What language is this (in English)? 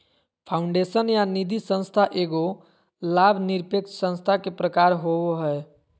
Magahi